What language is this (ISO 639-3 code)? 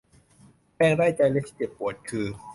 tha